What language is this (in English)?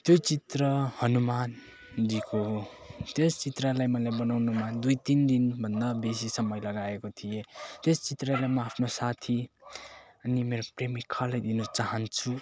Nepali